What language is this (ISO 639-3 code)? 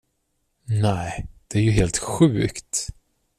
swe